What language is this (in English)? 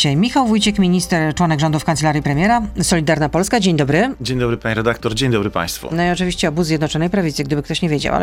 Polish